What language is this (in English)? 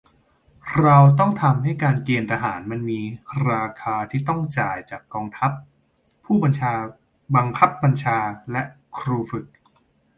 Thai